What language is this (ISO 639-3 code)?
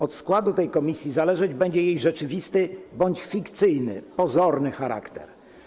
pol